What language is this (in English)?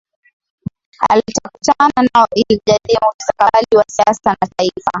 Swahili